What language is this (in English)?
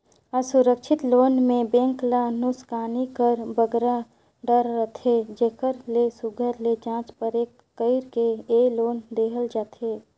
Chhattisgarhi